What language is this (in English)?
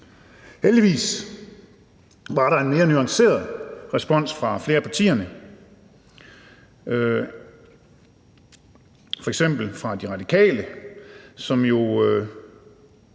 Danish